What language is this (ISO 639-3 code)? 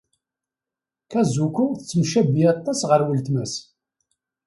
kab